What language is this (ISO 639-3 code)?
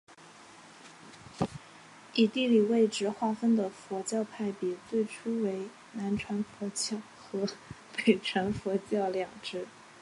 zho